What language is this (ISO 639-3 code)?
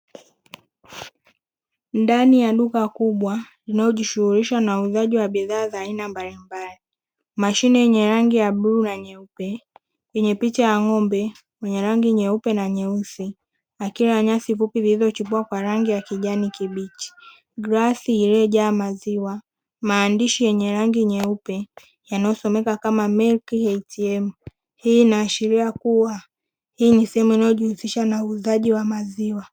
swa